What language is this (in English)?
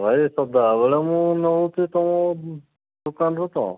Odia